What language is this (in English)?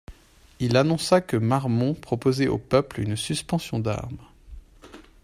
French